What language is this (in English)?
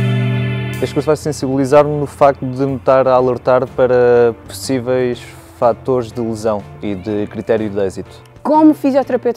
Portuguese